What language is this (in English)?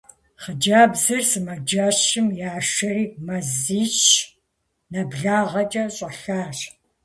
Kabardian